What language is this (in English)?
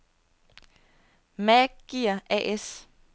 Danish